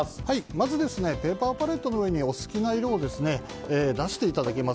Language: Japanese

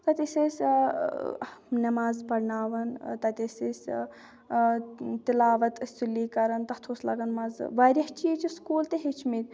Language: Kashmiri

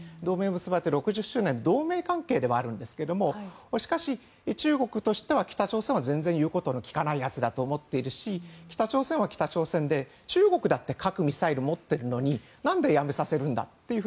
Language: Japanese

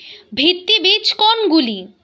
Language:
Bangla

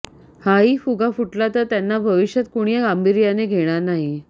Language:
Marathi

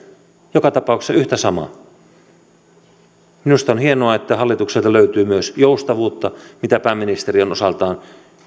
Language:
Finnish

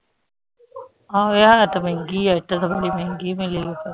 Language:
Punjabi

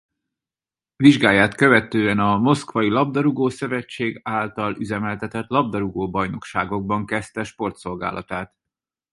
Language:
Hungarian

